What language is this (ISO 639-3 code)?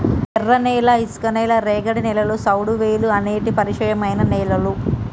tel